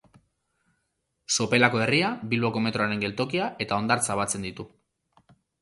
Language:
Basque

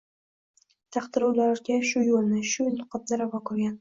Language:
Uzbek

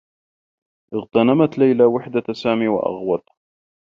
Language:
Arabic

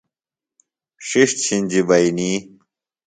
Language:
Phalura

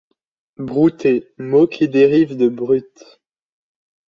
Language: French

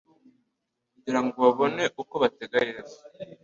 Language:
Kinyarwanda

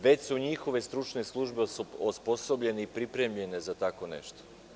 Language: Serbian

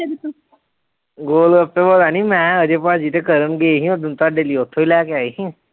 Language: Punjabi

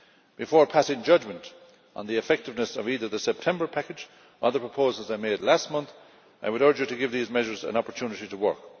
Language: English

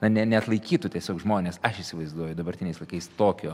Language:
Lithuanian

